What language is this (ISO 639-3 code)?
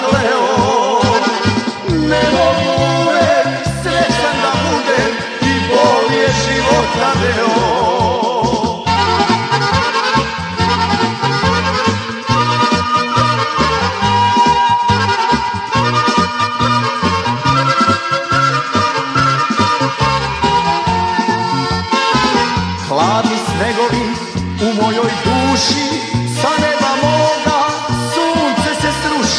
ron